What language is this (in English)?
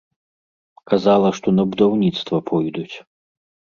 Belarusian